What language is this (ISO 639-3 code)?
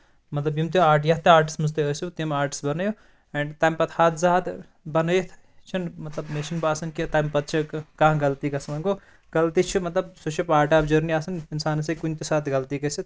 kas